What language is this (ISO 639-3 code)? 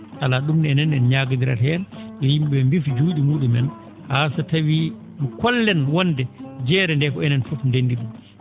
ful